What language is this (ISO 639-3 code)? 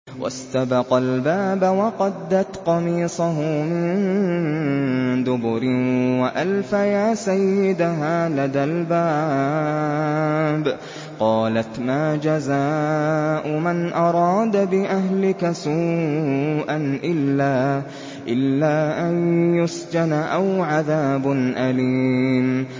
ara